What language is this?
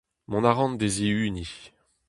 Breton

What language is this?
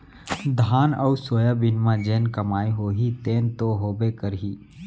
Chhattisgarhi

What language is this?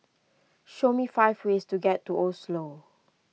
English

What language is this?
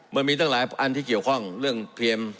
Thai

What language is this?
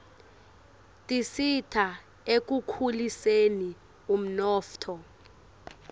Swati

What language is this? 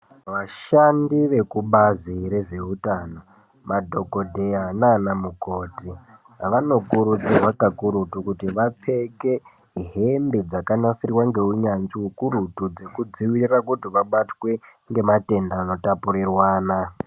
Ndau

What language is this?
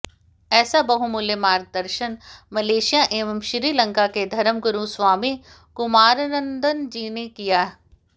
Hindi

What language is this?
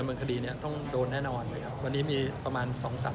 Thai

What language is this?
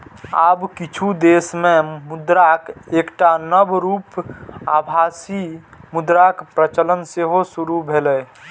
Maithili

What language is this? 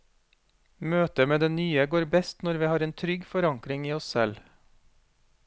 Norwegian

